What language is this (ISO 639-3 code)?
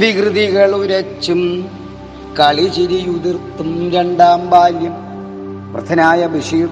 mal